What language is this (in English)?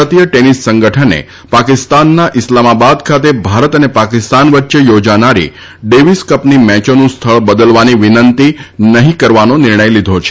Gujarati